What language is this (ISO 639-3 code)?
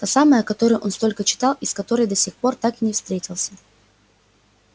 rus